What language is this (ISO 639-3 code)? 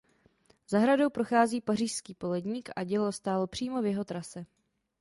ces